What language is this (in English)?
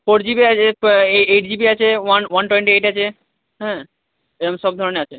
Bangla